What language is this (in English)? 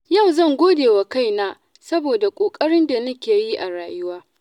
Hausa